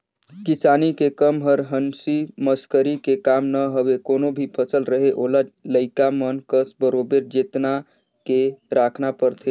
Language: Chhattisgarhi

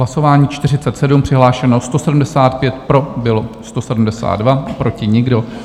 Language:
Czech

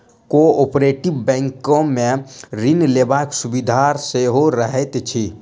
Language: Maithili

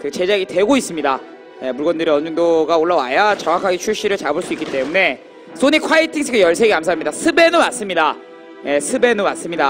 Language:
Korean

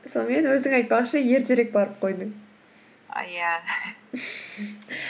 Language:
Kazakh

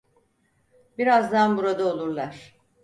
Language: Turkish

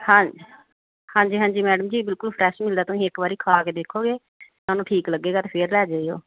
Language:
Punjabi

